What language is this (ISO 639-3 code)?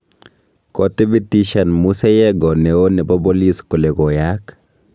kln